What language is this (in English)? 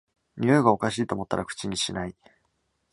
Japanese